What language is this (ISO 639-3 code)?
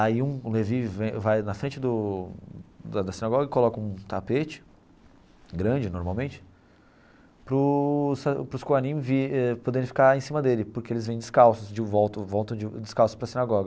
por